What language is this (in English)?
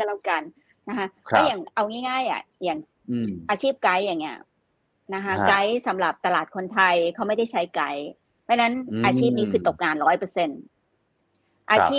Thai